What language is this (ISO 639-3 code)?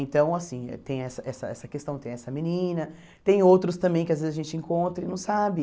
por